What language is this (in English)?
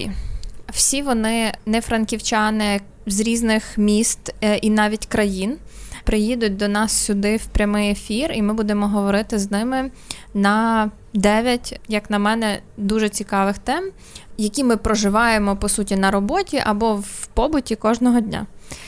Ukrainian